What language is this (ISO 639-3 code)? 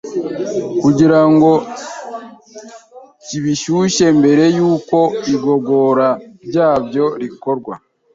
kin